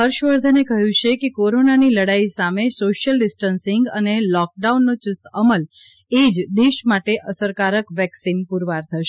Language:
Gujarati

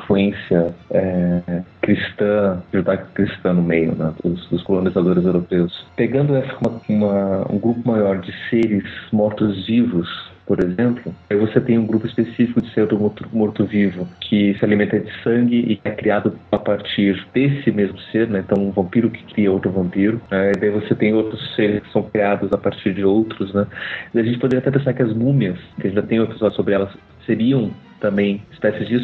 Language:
Portuguese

